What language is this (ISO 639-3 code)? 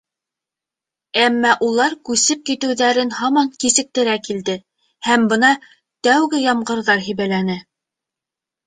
bak